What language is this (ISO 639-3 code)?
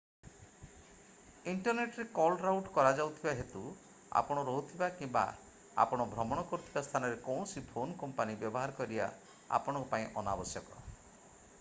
ori